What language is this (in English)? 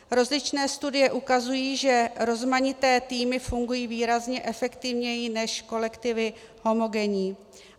Czech